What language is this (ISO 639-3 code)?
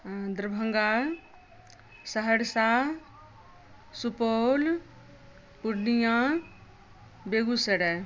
mai